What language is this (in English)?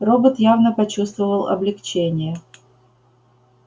Russian